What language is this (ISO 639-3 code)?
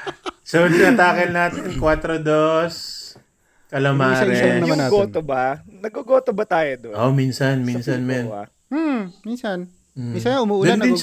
fil